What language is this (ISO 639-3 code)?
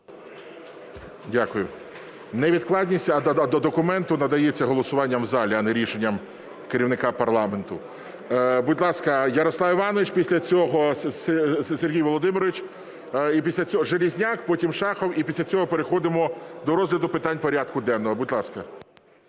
ukr